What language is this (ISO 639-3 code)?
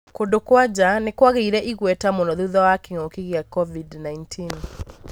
kik